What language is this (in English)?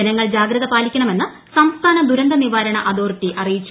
Malayalam